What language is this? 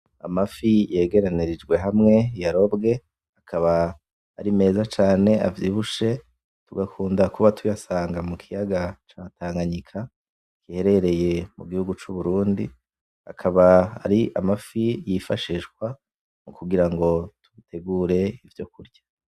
Rundi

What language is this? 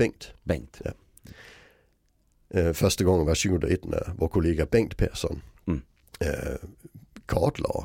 Swedish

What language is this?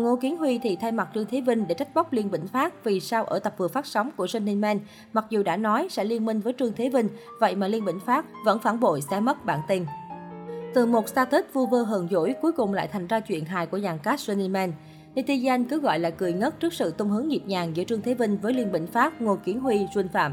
Vietnamese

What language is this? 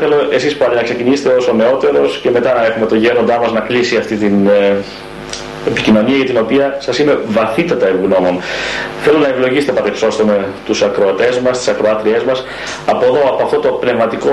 Greek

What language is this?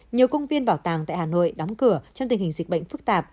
Vietnamese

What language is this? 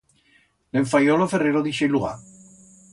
Aragonese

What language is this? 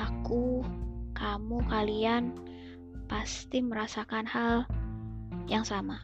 Indonesian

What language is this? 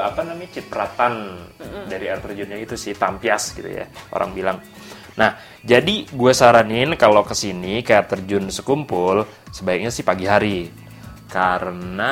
Indonesian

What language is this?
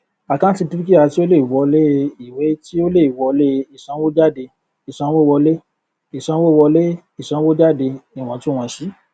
Yoruba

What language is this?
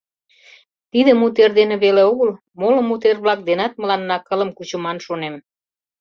Mari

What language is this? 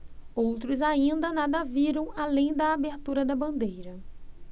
Portuguese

